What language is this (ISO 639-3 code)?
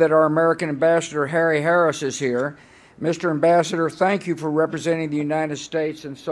kor